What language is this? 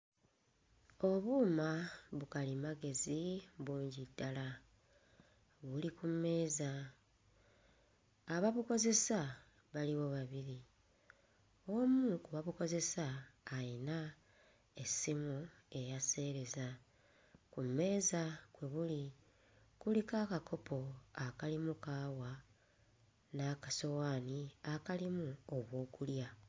Ganda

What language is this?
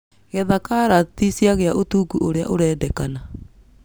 Kikuyu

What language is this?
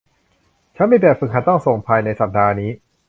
Thai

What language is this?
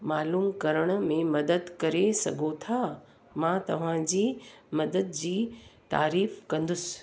Sindhi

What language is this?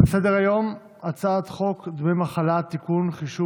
Hebrew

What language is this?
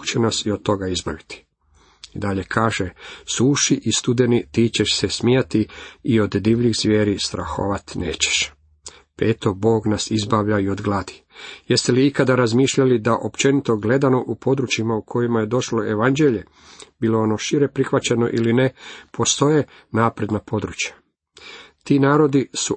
Croatian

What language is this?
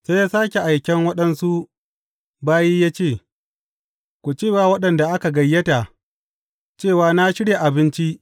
Hausa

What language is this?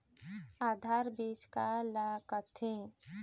Chhattisgarhi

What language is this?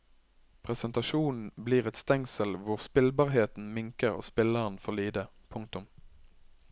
Norwegian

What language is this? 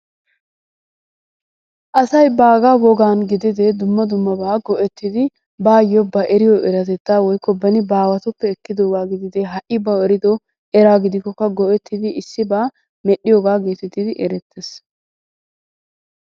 Wolaytta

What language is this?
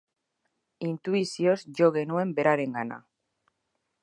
Basque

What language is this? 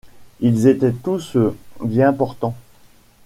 French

